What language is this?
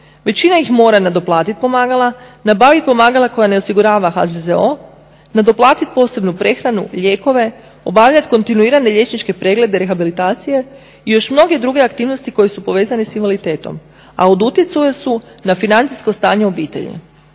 Croatian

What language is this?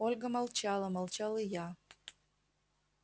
Russian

